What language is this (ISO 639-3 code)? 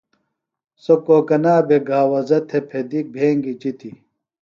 phl